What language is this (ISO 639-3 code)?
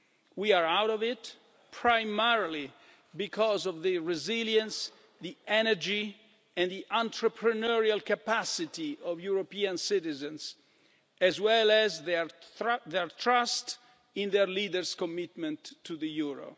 eng